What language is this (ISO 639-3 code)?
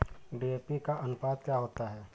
hin